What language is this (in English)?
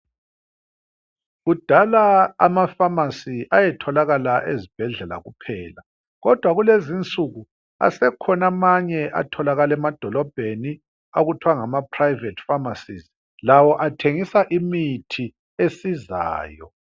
North Ndebele